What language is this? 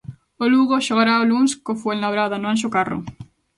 Galician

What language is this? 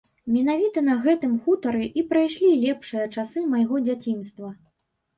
Belarusian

